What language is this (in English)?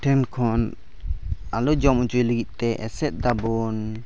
Santali